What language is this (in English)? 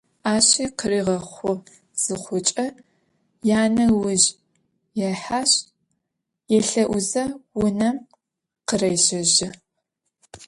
Adyghe